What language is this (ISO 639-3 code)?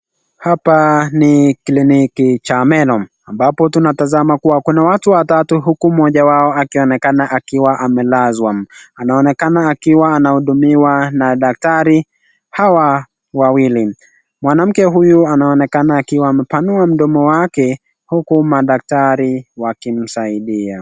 swa